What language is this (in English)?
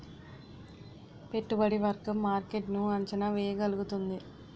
Telugu